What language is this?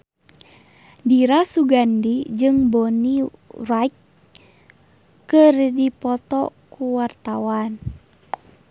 Sundanese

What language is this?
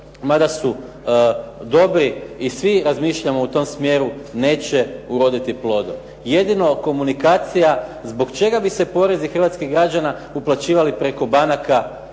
Croatian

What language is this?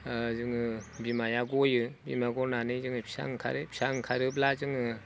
Bodo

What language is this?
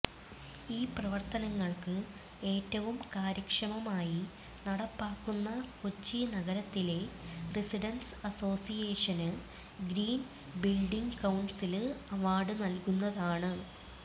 Malayalam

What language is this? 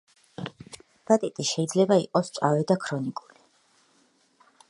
Georgian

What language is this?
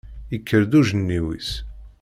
Kabyle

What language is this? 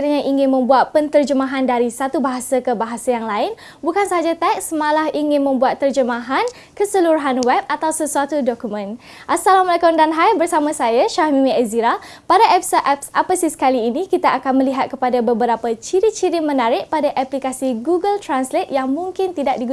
Malay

